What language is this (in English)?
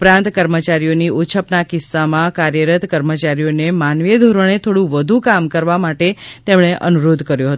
Gujarati